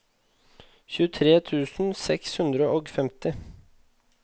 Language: Norwegian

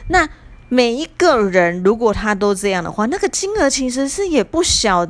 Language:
Chinese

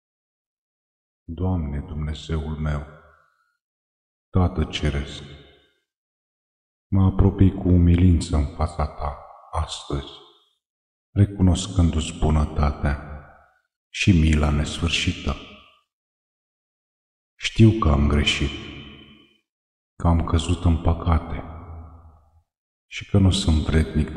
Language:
Romanian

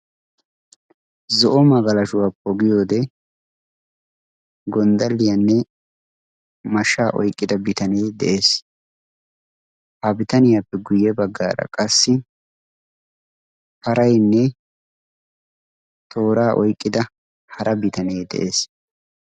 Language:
Wolaytta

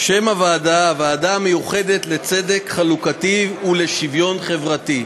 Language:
Hebrew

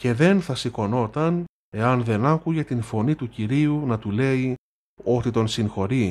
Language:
Greek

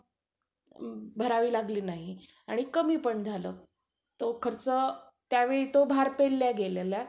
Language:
Marathi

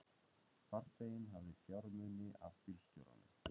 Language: Icelandic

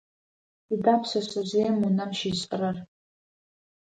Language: Adyghe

